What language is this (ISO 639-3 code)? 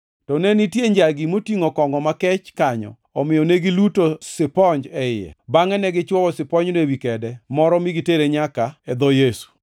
luo